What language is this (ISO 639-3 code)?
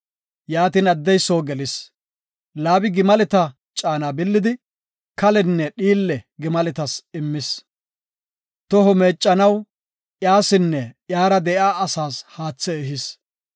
gof